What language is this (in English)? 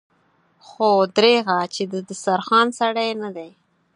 Pashto